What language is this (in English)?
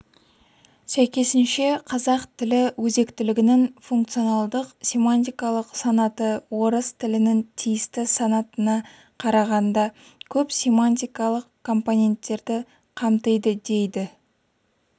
Kazakh